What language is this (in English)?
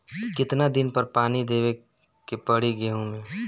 Bhojpuri